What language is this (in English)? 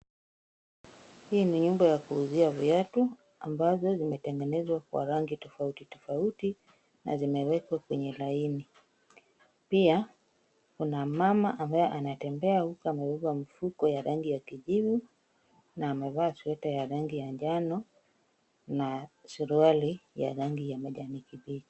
Swahili